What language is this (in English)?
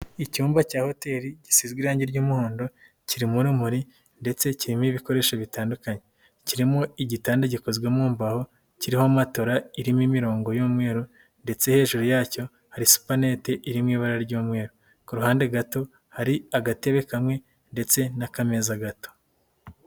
Kinyarwanda